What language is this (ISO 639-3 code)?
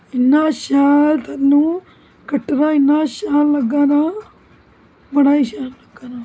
doi